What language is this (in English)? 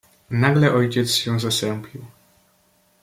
Polish